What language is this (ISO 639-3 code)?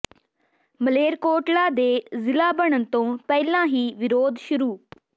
pan